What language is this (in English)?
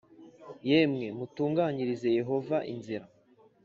Kinyarwanda